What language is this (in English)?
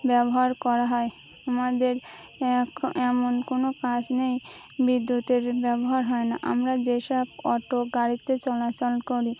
Bangla